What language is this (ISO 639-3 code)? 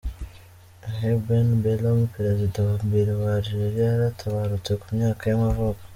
kin